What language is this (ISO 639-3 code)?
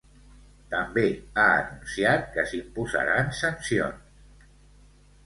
cat